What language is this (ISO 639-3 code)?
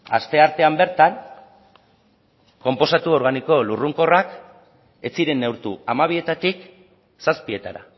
eus